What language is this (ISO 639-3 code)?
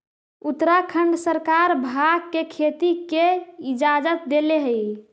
mag